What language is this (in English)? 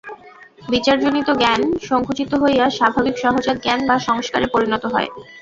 Bangla